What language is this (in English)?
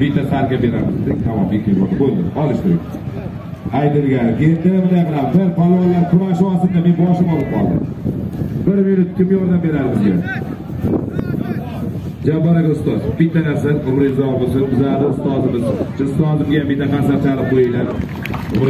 Turkish